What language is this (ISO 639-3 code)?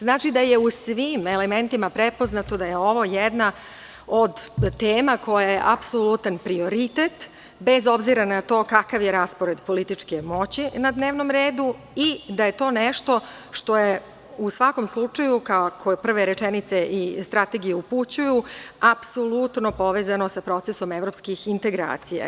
srp